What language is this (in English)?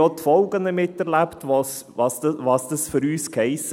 Swiss German